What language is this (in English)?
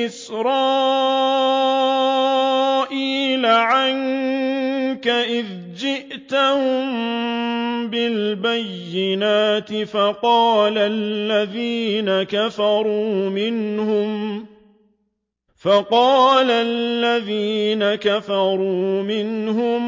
Arabic